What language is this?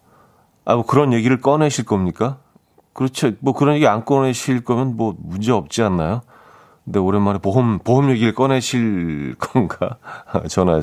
Korean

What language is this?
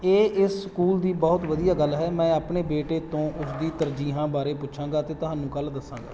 Punjabi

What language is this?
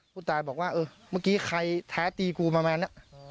Thai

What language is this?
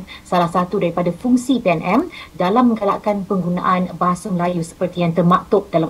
Malay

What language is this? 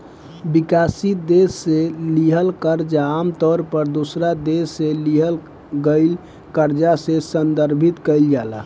Bhojpuri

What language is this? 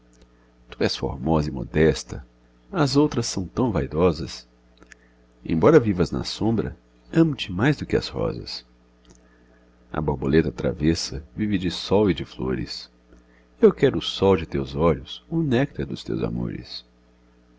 Portuguese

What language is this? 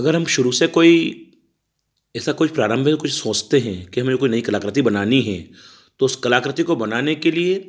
Hindi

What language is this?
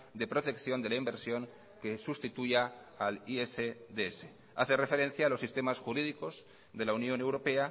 Spanish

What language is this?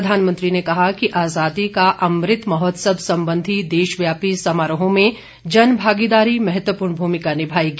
Hindi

